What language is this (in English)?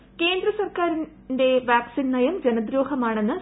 Malayalam